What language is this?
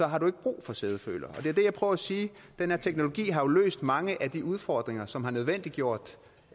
Danish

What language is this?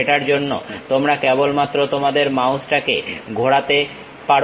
Bangla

